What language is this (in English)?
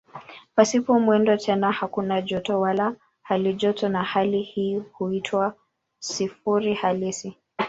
Swahili